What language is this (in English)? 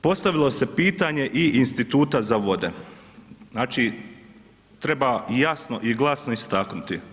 Croatian